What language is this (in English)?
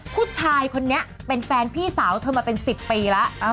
Thai